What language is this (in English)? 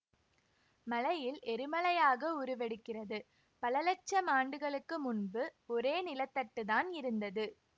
Tamil